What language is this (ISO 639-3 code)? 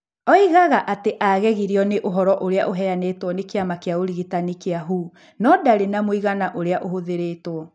kik